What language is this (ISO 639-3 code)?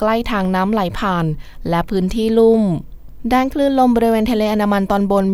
tha